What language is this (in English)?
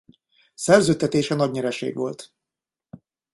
Hungarian